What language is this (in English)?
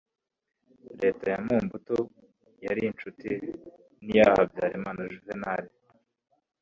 Kinyarwanda